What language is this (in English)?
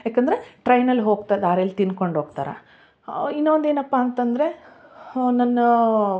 Kannada